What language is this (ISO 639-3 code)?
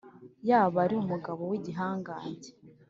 kin